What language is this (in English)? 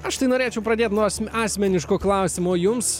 Lithuanian